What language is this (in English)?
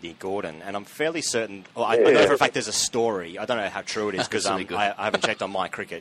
English